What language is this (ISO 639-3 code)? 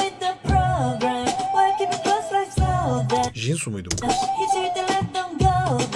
tur